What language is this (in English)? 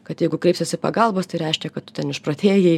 Lithuanian